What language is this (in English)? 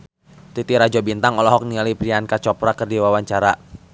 Sundanese